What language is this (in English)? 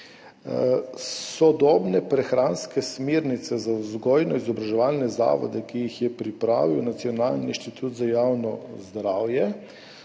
Slovenian